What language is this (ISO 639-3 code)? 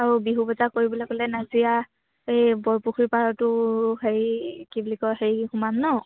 asm